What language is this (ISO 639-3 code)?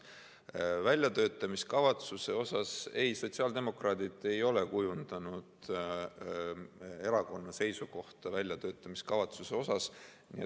est